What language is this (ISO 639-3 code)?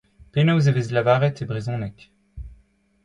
bre